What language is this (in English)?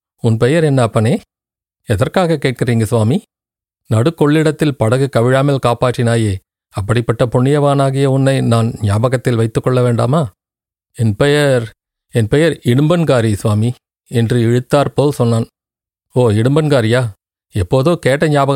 Tamil